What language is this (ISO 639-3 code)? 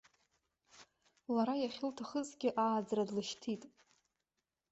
abk